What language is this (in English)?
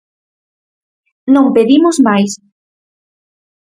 Galician